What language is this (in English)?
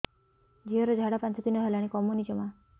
Odia